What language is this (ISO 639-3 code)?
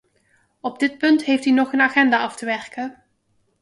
nld